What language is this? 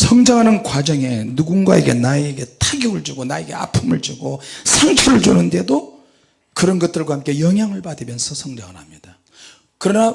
Korean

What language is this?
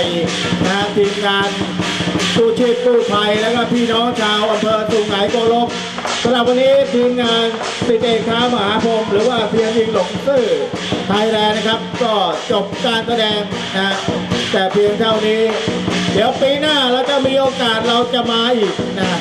Thai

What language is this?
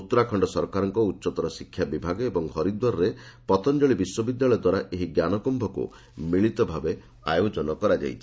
Odia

